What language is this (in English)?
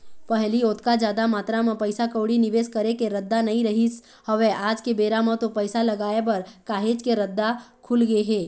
Chhattisgarhi